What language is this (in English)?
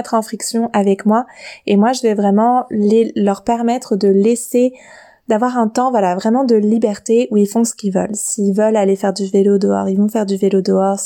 French